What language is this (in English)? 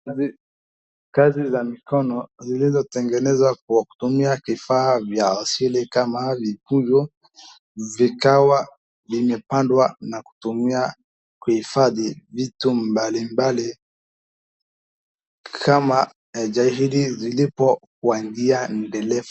Swahili